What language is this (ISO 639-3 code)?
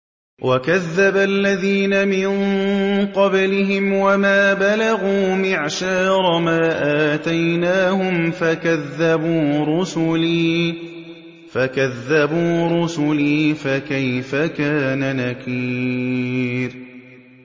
ara